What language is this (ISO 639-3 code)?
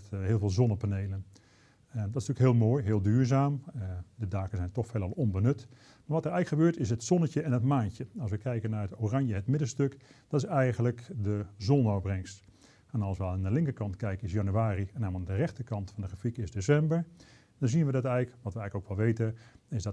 nld